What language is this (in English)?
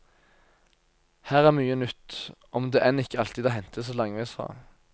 Norwegian